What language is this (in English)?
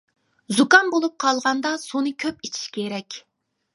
Uyghur